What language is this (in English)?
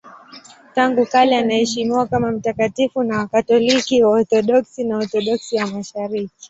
Swahili